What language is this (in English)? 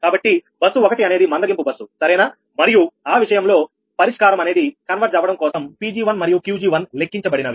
Telugu